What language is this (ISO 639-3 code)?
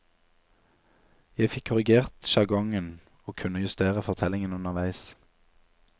nor